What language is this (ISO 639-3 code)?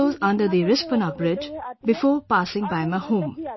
eng